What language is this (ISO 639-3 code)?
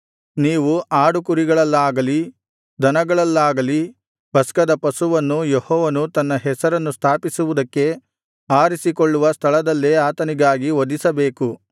kan